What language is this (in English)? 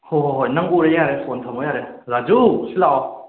Manipuri